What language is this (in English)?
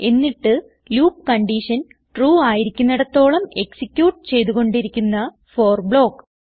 Malayalam